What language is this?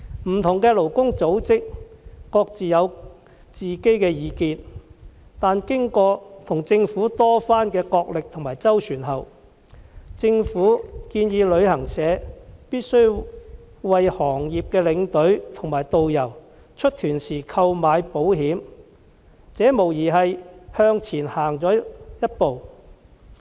Cantonese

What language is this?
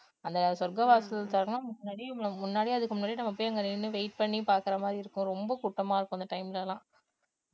Tamil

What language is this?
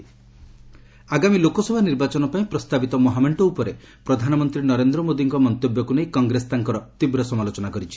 Odia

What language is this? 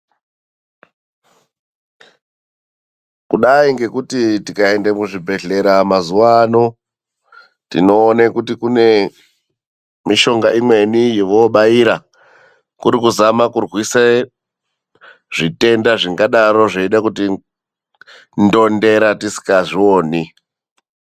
Ndau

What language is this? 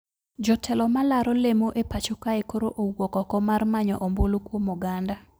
Luo (Kenya and Tanzania)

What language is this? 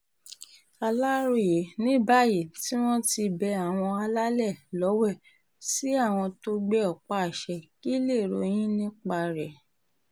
Yoruba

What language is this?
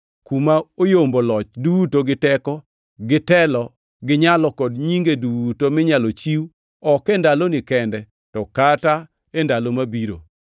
Luo (Kenya and Tanzania)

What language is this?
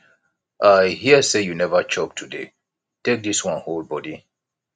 Nigerian Pidgin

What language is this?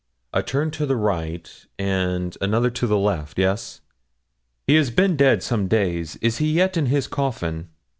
English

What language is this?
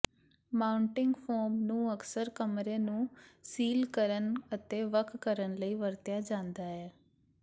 Punjabi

